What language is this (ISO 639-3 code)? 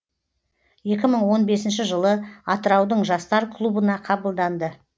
kaz